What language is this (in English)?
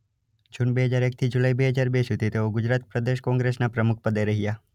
Gujarati